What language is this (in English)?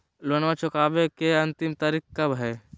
Magahi